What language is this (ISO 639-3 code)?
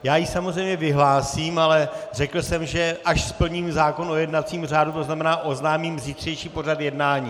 ces